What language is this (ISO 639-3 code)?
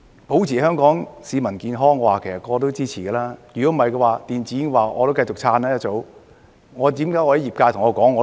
yue